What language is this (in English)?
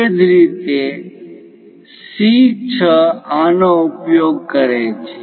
Gujarati